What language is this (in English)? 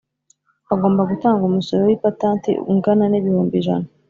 Kinyarwanda